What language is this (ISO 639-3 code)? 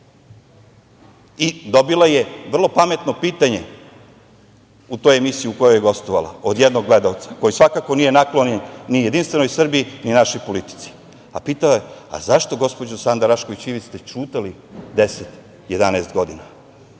srp